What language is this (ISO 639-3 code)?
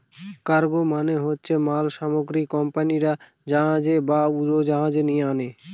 ben